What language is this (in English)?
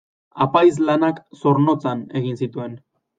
Basque